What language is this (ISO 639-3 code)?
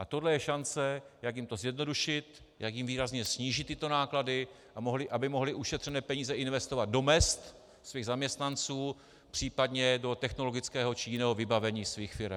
ces